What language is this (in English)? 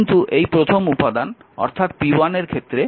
Bangla